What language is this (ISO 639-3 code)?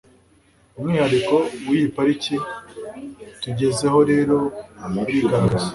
kin